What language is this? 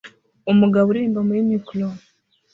Kinyarwanda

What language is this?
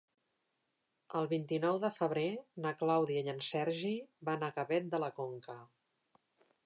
Catalan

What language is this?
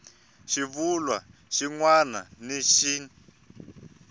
Tsonga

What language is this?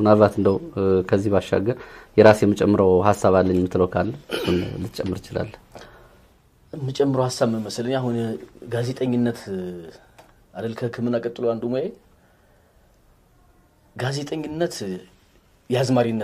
Arabic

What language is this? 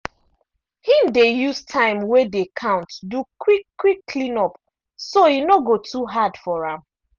Nigerian Pidgin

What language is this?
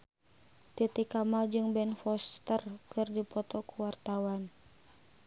Sundanese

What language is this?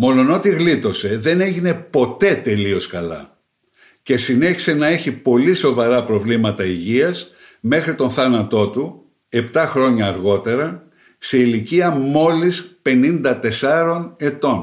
Greek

